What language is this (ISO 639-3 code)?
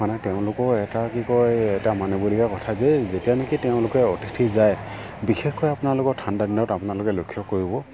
asm